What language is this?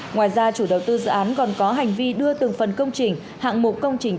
Vietnamese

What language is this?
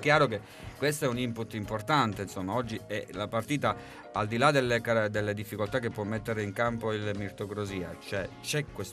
Italian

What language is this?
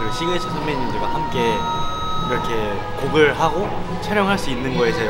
Korean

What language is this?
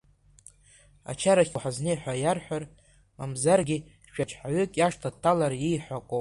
Abkhazian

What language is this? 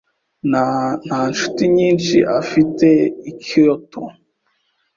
Kinyarwanda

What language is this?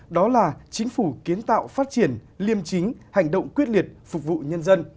Vietnamese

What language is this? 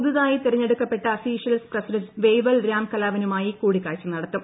Malayalam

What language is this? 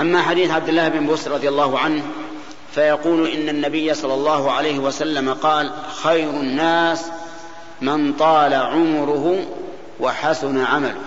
Arabic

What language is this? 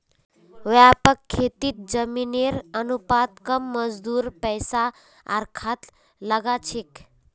Magahi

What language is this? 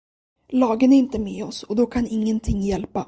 Swedish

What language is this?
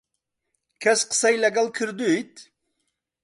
Central Kurdish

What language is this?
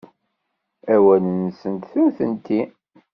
Kabyle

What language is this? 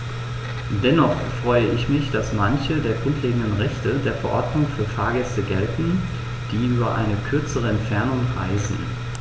German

